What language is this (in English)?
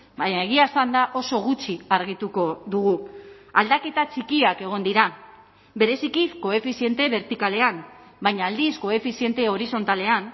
Basque